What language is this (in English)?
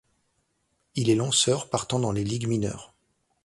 French